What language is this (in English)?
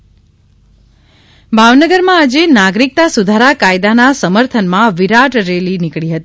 Gujarati